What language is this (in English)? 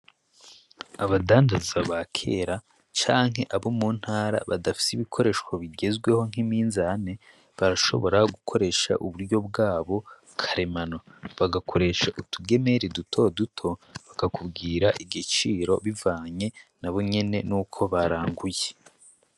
Rundi